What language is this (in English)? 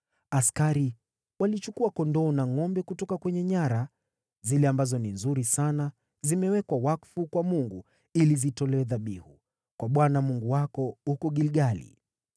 Swahili